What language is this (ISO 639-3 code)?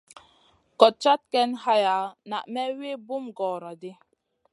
mcn